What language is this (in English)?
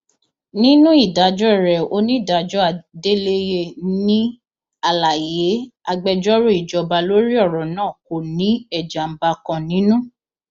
Yoruba